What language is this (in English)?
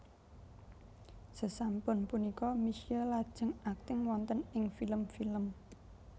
Javanese